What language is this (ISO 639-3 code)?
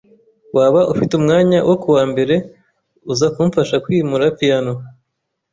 kin